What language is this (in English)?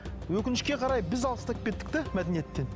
Kazakh